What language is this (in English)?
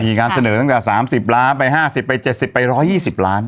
Thai